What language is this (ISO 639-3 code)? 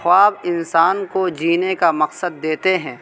urd